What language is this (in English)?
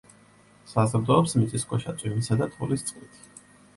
Georgian